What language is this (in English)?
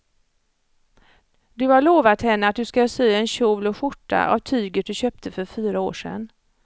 Swedish